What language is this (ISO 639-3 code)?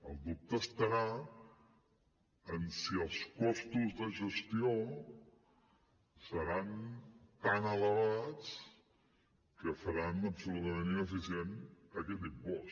cat